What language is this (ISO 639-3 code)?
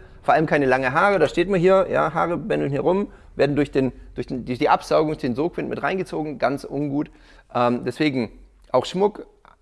deu